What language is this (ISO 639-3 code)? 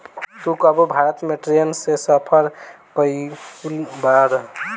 bho